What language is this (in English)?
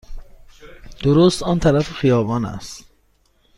Persian